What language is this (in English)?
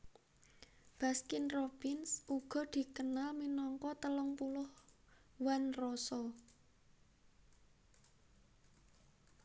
Javanese